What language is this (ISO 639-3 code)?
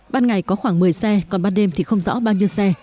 vie